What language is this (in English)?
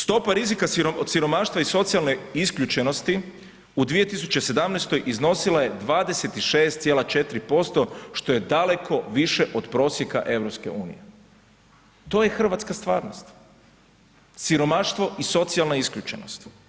Croatian